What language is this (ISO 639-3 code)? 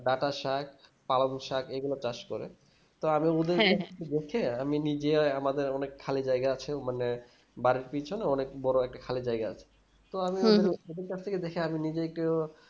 ben